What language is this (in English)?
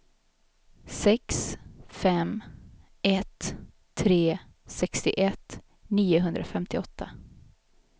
Swedish